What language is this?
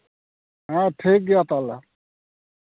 Santali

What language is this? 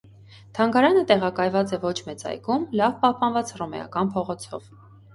Armenian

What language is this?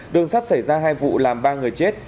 Vietnamese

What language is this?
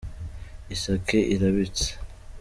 Kinyarwanda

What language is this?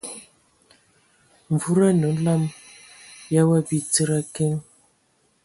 Ewondo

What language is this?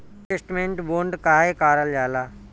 Bhojpuri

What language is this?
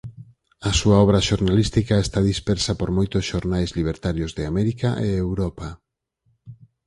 Galician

